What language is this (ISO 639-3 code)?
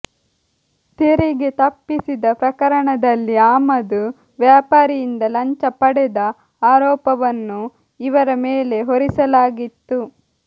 kan